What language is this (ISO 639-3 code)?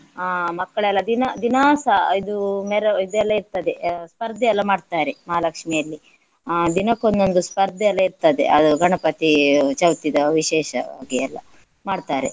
kan